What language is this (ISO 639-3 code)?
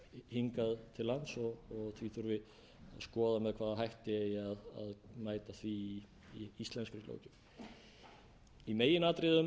isl